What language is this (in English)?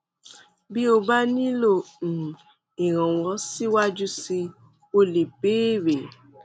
Yoruba